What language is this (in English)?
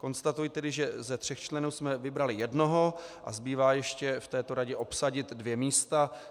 Czech